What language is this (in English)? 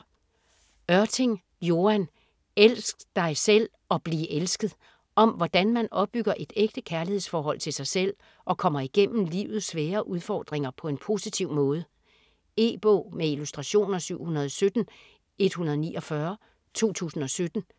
Danish